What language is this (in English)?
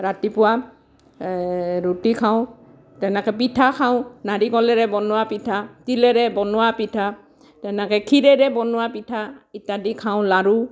Assamese